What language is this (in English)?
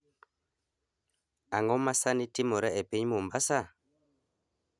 Luo (Kenya and Tanzania)